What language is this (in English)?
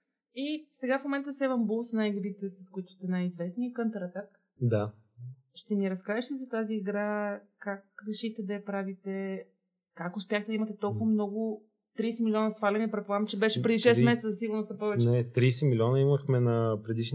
Bulgarian